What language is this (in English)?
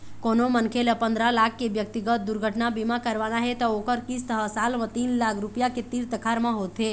Chhattisgarhi